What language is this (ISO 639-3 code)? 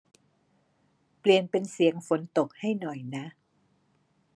tha